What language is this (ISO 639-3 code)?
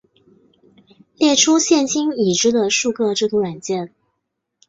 zho